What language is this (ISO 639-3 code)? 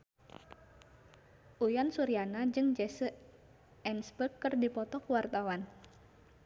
sun